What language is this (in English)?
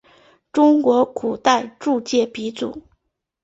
Chinese